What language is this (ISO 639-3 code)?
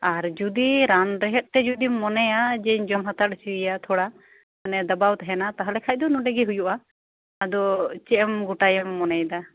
sat